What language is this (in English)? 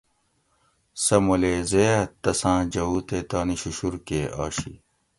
Gawri